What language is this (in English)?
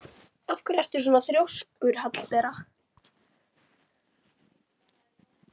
Icelandic